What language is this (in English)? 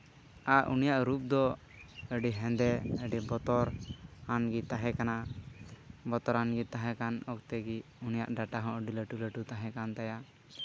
Santali